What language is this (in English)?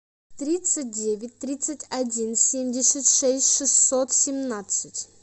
Russian